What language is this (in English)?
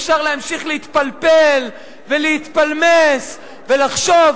Hebrew